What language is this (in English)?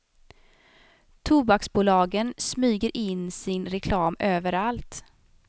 Swedish